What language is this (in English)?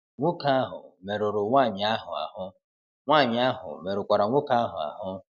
Igbo